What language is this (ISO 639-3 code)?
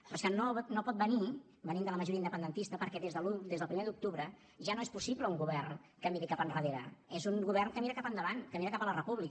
cat